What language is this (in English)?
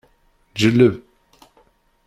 Kabyle